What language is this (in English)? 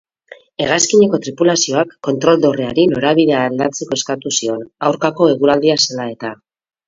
Basque